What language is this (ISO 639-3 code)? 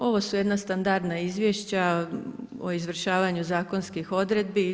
hrv